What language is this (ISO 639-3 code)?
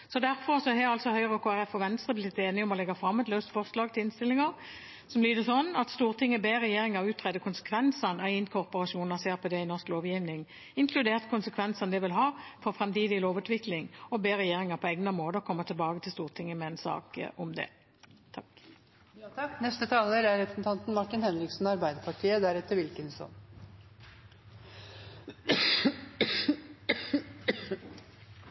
nob